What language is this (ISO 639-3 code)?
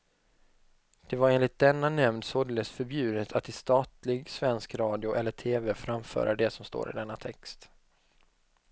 swe